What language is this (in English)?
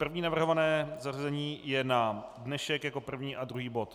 Czech